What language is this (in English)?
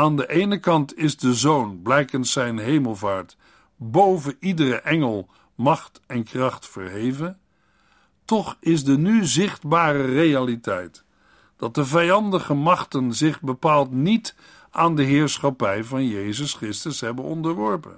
Dutch